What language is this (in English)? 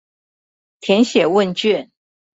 Chinese